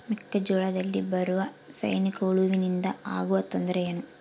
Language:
Kannada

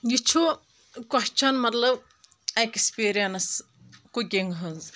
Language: Kashmiri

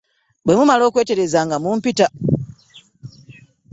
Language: Ganda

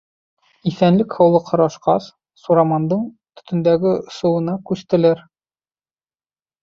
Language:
Bashkir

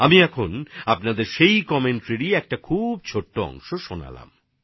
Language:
Bangla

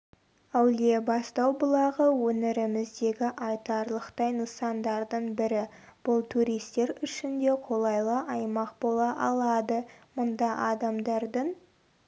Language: Kazakh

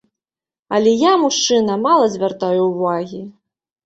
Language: Belarusian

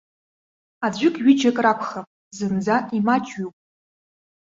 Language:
Abkhazian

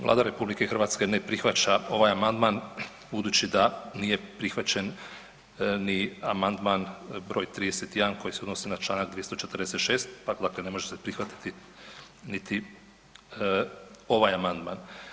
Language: Croatian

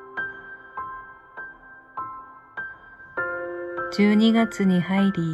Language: Japanese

